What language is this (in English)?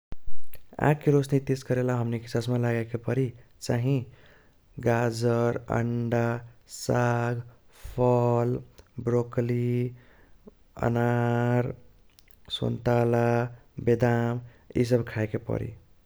Kochila Tharu